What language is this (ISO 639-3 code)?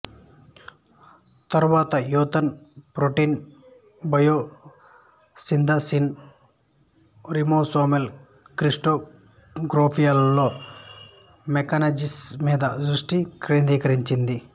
tel